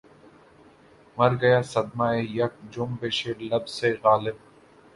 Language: Urdu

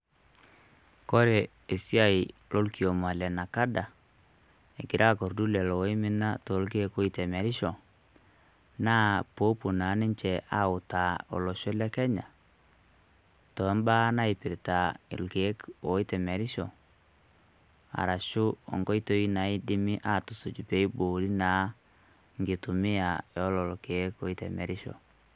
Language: Masai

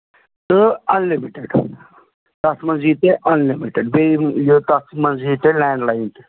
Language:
Kashmiri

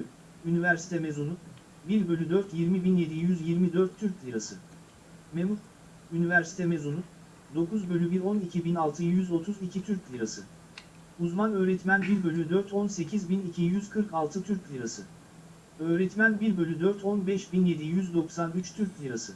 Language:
Turkish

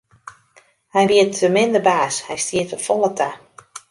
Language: Western Frisian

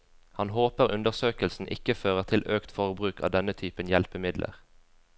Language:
Norwegian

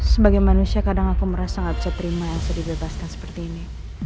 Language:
Indonesian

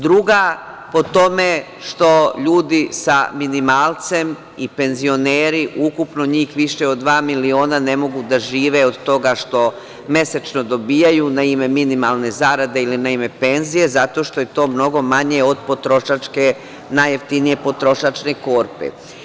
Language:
Serbian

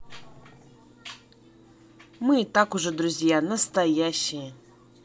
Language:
Russian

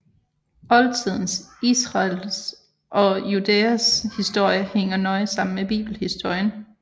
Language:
Danish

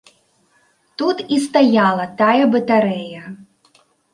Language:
Belarusian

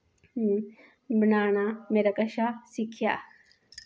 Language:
Dogri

